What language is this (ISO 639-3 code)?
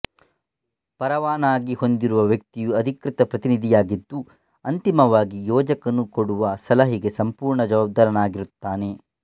kan